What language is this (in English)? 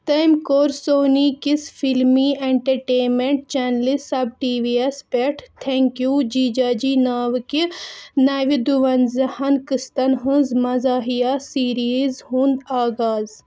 Kashmiri